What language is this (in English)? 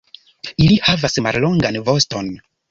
Esperanto